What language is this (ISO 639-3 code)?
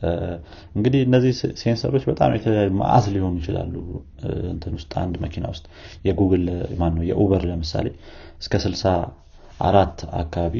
amh